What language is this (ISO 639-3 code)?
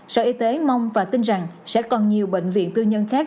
vie